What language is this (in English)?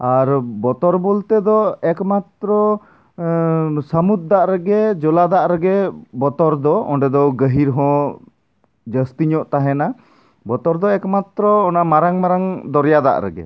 Santali